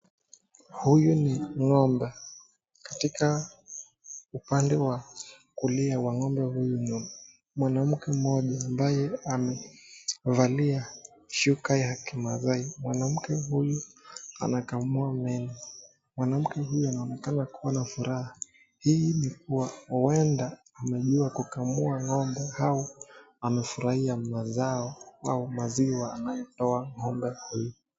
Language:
Swahili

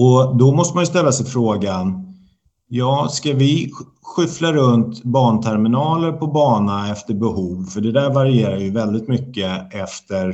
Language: Swedish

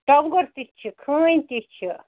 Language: Kashmiri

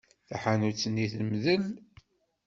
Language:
Kabyle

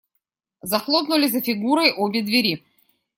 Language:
Russian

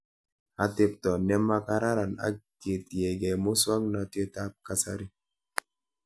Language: Kalenjin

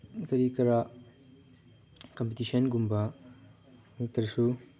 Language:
Manipuri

